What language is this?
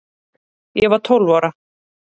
Icelandic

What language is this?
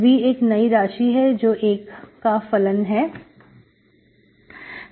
Hindi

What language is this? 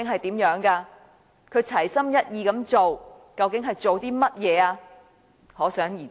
Cantonese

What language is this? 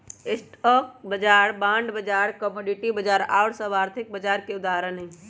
Magahi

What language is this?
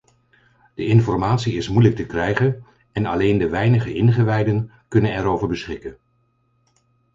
Dutch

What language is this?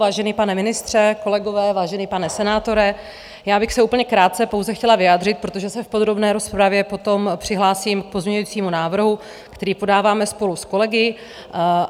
Czech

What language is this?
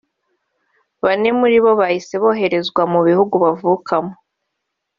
Kinyarwanda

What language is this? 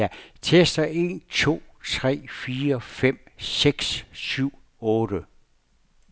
Danish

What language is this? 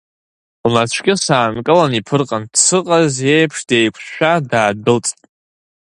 Abkhazian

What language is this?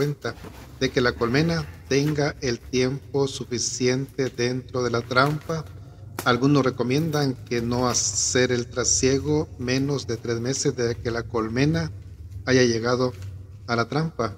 Spanish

